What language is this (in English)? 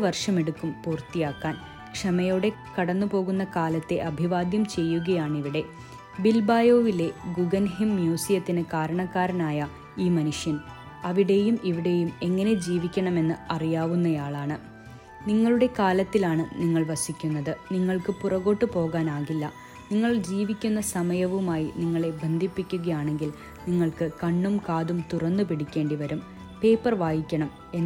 Malayalam